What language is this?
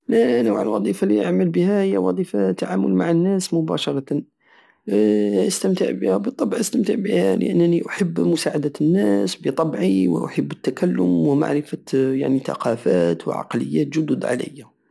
Algerian Saharan Arabic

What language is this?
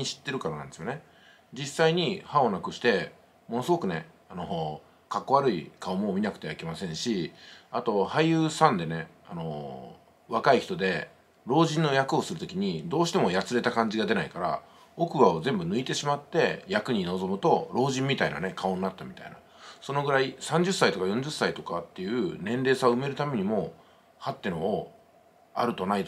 Japanese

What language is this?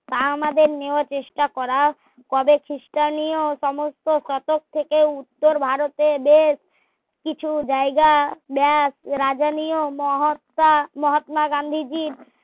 Bangla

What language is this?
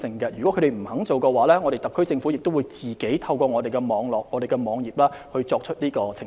Cantonese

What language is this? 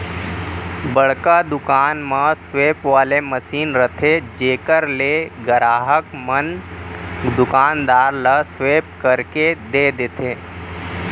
Chhattisgarhi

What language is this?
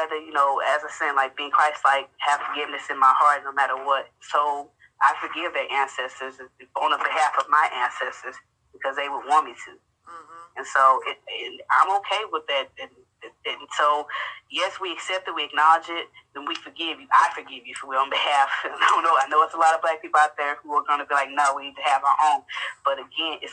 English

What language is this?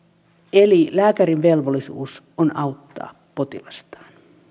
Finnish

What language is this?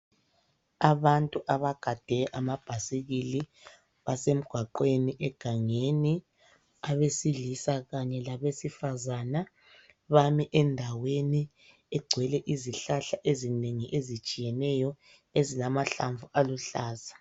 North Ndebele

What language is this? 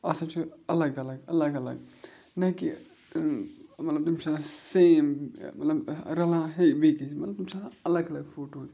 Kashmiri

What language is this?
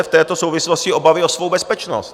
Czech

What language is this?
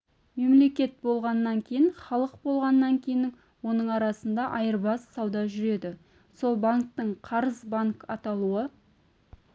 Kazakh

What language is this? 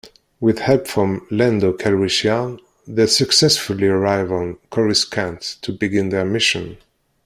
English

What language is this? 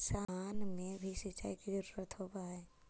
Magahi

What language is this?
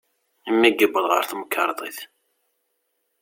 Kabyle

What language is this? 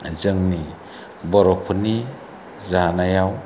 Bodo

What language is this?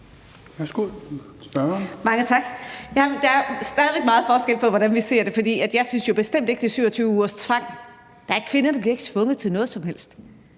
Danish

